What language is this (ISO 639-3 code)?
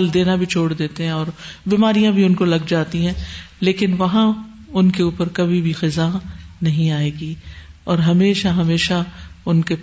urd